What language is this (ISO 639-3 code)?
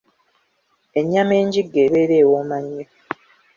lug